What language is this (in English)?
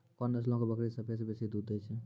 Maithili